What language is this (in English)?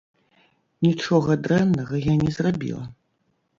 Belarusian